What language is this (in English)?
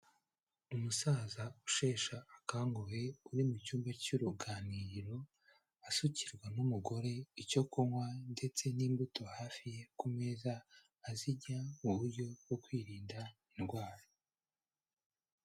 Kinyarwanda